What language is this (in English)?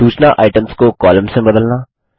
Hindi